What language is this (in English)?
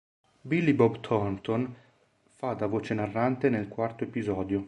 Italian